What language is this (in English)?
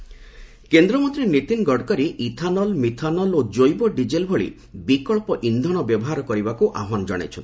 Odia